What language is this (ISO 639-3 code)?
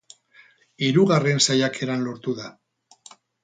eus